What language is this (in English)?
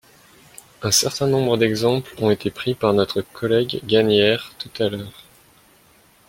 French